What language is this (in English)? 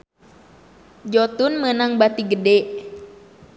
Sundanese